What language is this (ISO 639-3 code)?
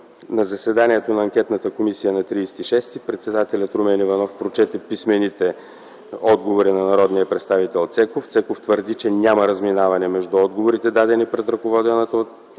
bul